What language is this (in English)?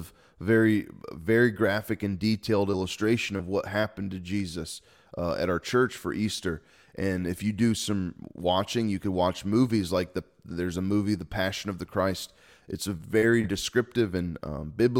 English